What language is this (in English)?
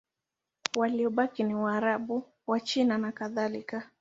Swahili